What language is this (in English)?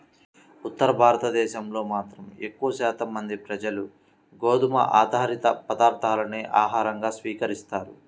Telugu